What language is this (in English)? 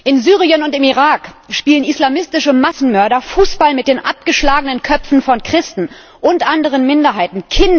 German